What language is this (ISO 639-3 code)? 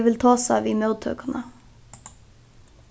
fao